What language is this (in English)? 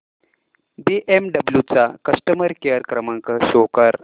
Marathi